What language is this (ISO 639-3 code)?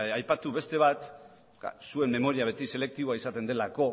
eus